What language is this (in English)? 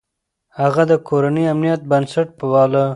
Pashto